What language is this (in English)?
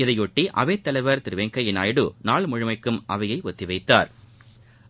Tamil